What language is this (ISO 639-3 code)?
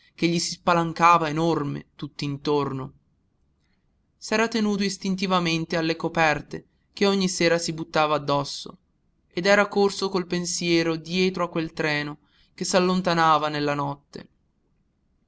ita